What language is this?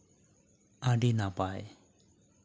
Santali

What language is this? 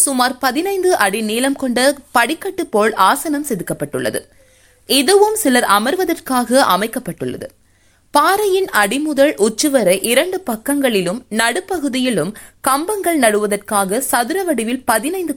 Tamil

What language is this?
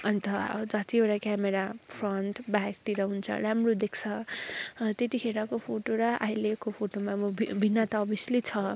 Nepali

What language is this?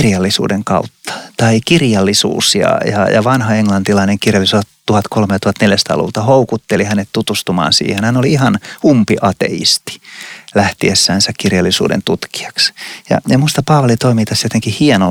Finnish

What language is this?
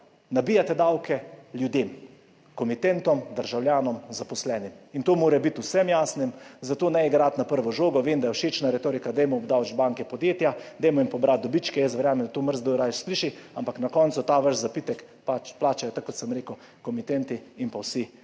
Slovenian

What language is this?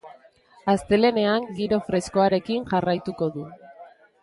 Basque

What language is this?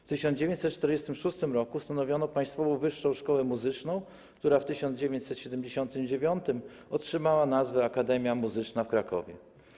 Polish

